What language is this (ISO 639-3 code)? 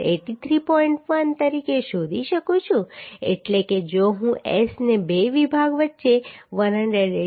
guj